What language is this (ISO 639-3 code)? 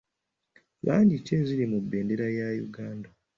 lug